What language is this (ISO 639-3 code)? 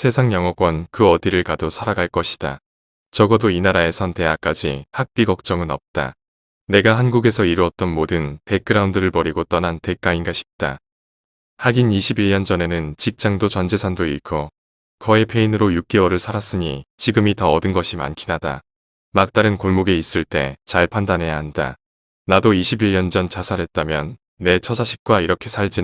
kor